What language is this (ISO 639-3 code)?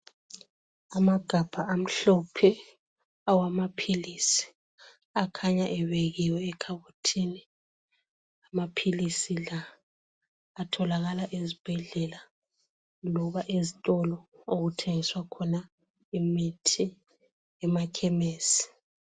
nde